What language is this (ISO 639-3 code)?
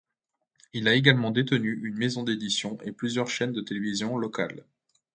fra